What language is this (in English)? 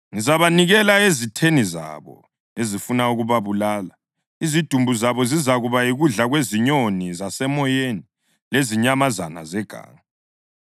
North Ndebele